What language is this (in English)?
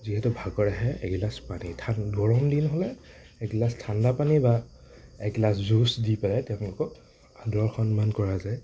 Assamese